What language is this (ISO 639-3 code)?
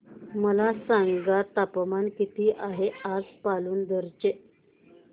mar